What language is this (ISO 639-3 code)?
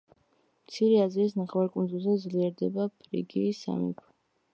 kat